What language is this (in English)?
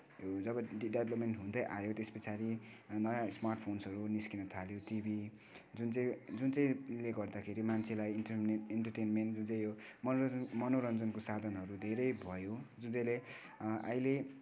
Nepali